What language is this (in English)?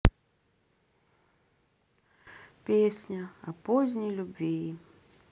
Russian